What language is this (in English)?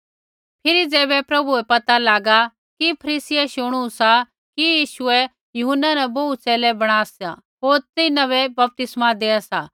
Kullu Pahari